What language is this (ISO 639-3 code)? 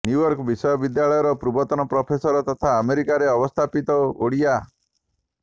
ori